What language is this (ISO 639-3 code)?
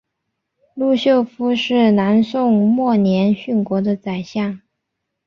zho